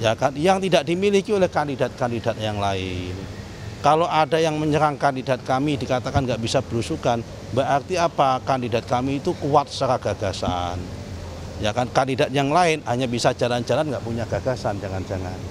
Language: Indonesian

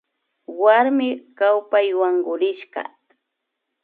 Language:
Imbabura Highland Quichua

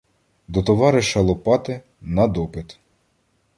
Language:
Ukrainian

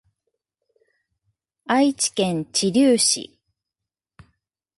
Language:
Japanese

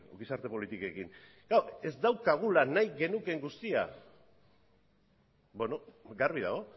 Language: Basque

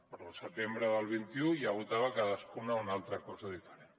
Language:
Catalan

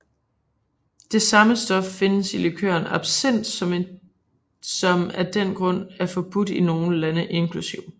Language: Danish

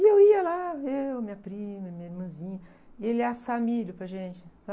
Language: Portuguese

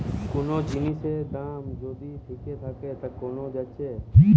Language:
Bangla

